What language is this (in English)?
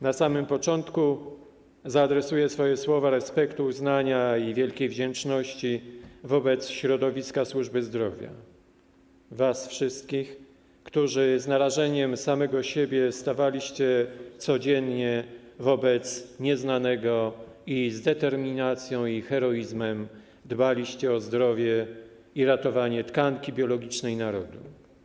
Polish